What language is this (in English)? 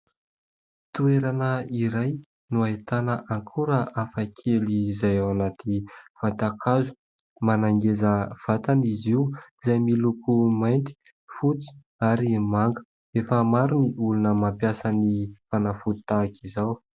Malagasy